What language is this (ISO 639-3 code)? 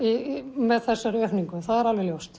isl